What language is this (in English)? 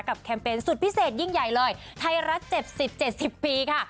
Thai